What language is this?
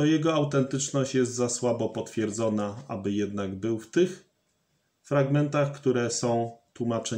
Polish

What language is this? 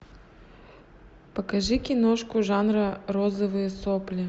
Russian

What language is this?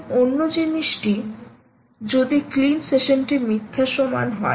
Bangla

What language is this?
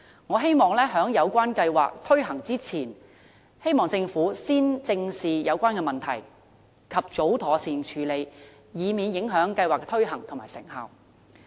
Cantonese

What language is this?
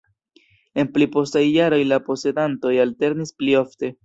Esperanto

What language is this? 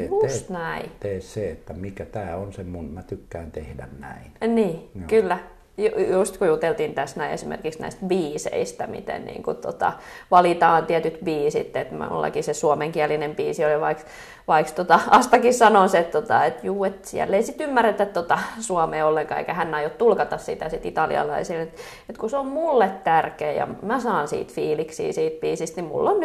Finnish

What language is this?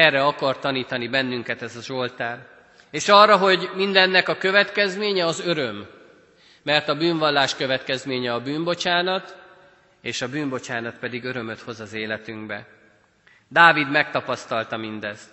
Hungarian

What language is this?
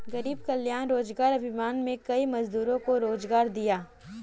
Hindi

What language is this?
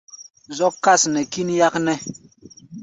Gbaya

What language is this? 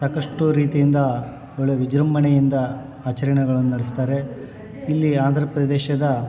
Kannada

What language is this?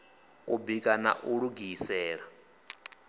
Venda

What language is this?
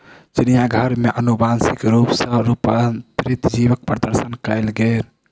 Maithili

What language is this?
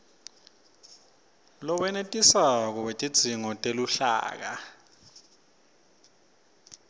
Swati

